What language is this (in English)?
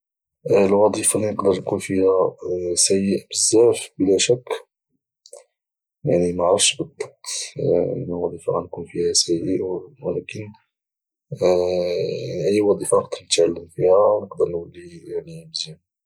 Moroccan Arabic